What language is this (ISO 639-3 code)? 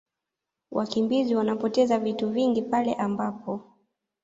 swa